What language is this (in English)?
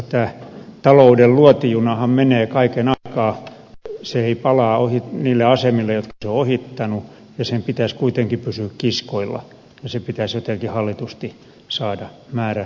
Finnish